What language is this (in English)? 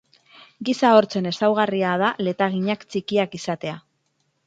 Basque